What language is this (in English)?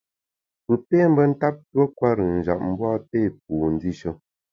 Bamun